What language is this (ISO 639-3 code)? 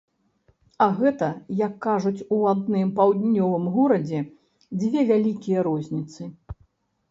bel